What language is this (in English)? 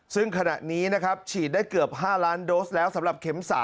Thai